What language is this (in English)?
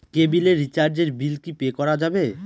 Bangla